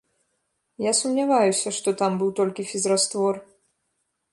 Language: Belarusian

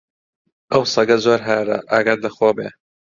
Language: Central Kurdish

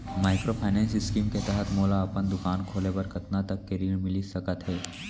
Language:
Chhattisgarhi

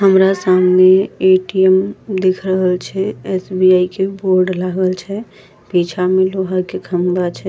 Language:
Angika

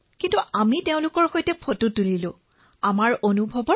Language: Assamese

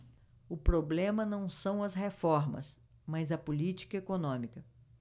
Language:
Portuguese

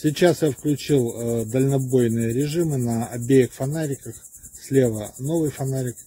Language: Russian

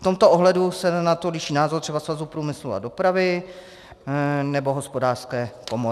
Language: Czech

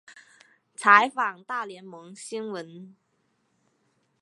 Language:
Chinese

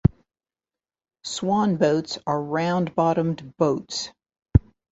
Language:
English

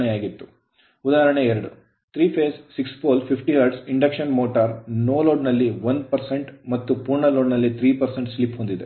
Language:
Kannada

